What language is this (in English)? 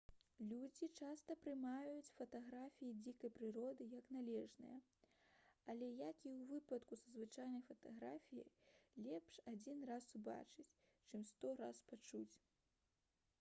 Belarusian